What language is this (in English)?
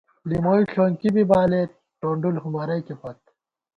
Gawar-Bati